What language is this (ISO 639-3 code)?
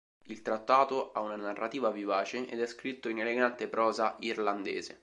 ita